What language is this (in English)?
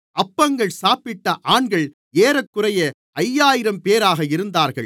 Tamil